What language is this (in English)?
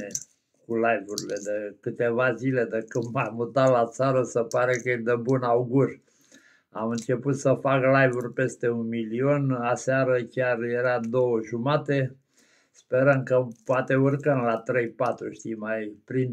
Romanian